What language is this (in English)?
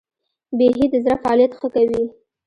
Pashto